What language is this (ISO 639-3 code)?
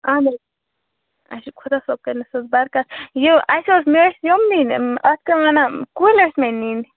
kas